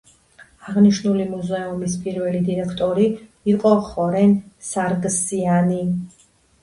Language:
Georgian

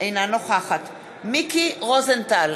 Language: Hebrew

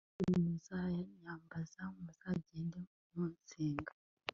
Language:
Kinyarwanda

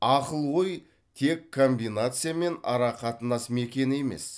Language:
Kazakh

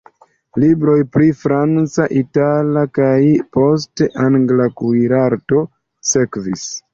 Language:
Esperanto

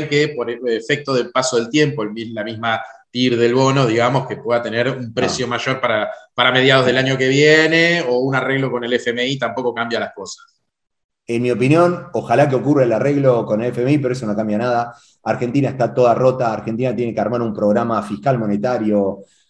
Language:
Spanish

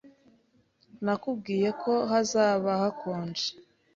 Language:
Kinyarwanda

